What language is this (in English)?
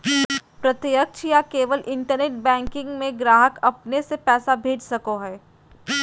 Magahi